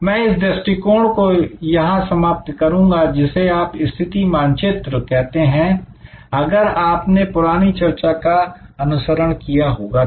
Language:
Hindi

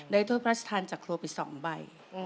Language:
Thai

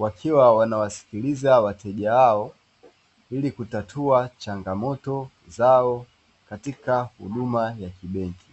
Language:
Swahili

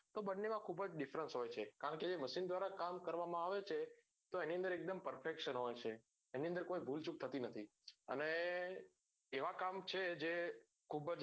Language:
Gujarati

